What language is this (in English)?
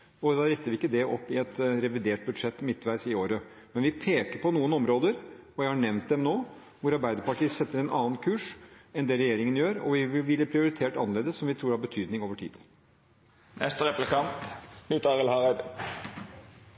Norwegian Bokmål